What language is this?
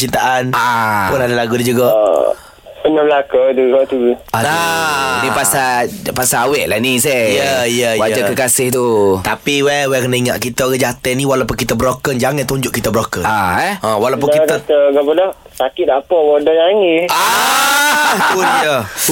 Malay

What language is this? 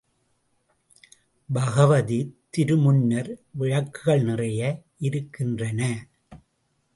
Tamil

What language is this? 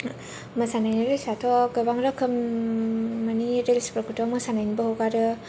Bodo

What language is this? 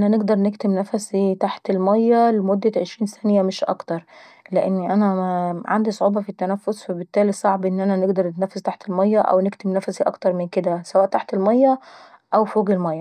Saidi Arabic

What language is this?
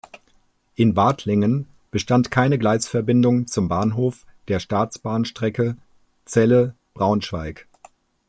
German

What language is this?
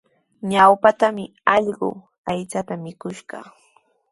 Sihuas Ancash Quechua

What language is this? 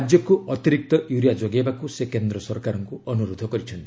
Odia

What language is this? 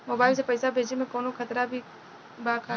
Bhojpuri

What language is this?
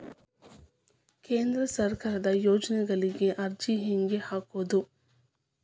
Kannada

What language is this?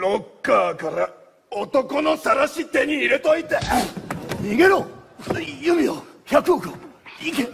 Japanese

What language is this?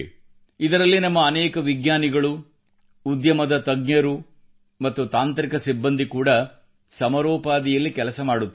Kannada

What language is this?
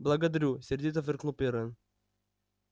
Russian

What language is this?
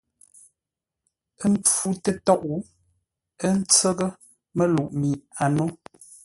Ngombale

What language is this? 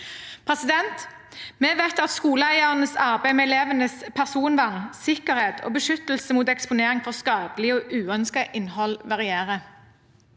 Norwegian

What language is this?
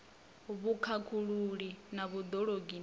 Venda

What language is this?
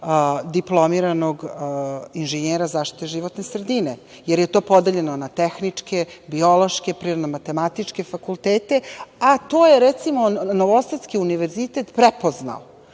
Serbian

